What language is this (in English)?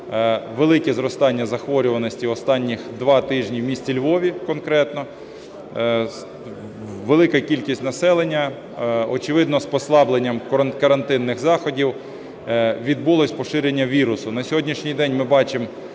Ukrainian